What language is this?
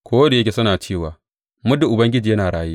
Hausa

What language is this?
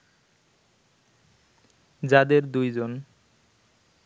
Bangla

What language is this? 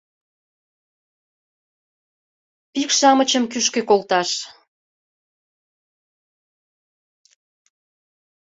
Mari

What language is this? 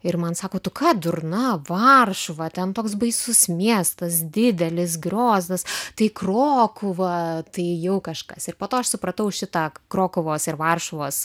Lithuanian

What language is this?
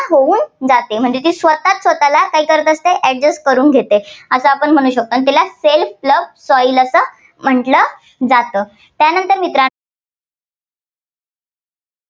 Marathi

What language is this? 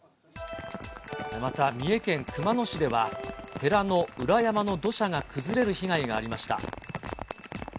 Japanese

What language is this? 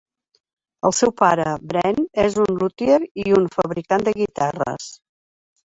Catalan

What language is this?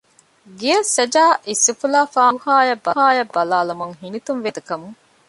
Divehi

